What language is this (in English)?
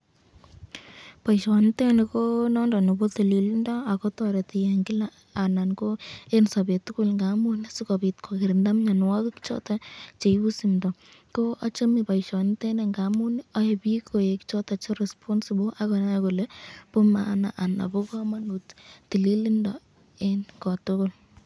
Kalenjin